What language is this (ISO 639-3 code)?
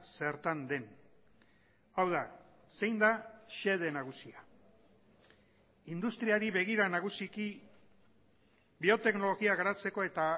eus